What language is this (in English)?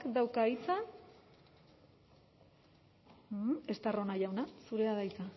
Basque